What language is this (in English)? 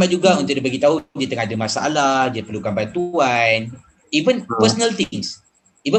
Malay